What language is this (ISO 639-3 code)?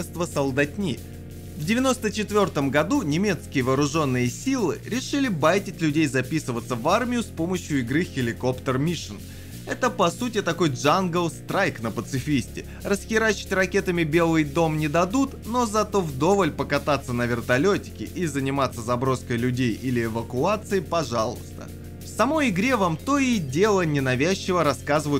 rus